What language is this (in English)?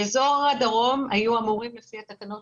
Hebrew